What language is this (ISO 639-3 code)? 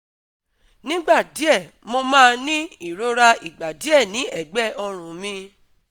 yor